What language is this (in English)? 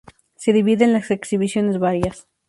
Spanish